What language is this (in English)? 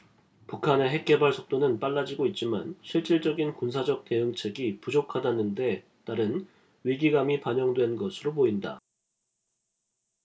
Korean